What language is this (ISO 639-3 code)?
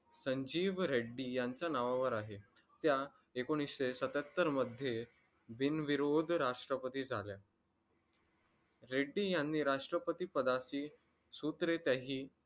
mar